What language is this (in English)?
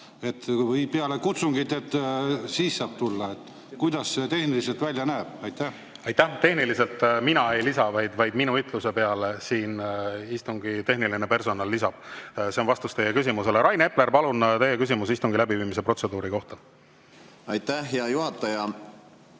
Estonian